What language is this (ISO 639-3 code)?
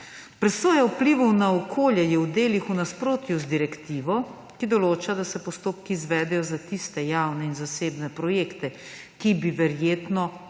slv